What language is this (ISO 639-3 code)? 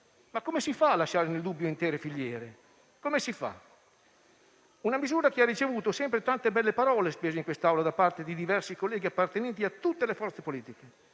ita